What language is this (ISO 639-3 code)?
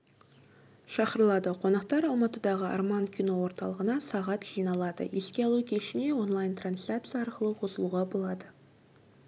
kaz